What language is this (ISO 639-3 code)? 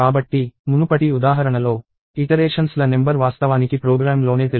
tel